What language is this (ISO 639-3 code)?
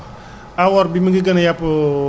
wol